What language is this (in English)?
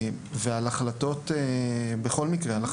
Hebrew